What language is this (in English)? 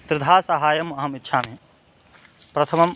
Sanskrit